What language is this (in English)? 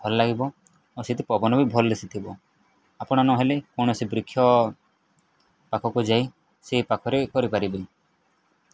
Odia